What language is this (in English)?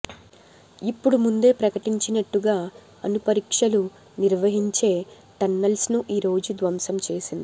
Telugu